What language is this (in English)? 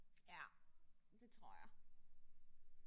Danish